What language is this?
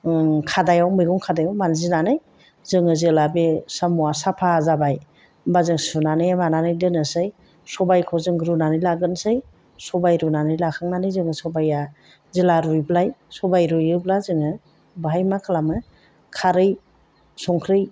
Bodo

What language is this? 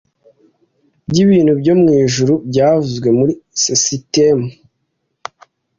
Kinyarwanda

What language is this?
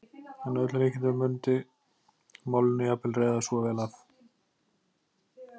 Icelandic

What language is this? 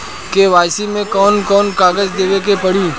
Bhojpuri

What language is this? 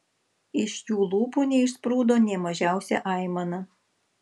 Lithuanian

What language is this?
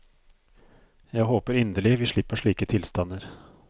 Norwegian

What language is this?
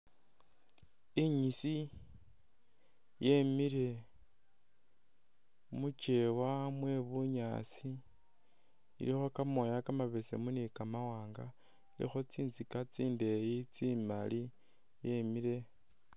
Masaaba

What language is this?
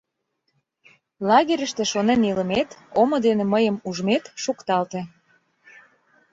Mari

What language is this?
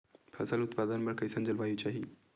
Chhattisgarhi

